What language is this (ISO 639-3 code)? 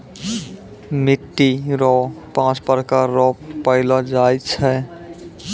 mai